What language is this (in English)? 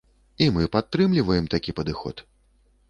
Belarusian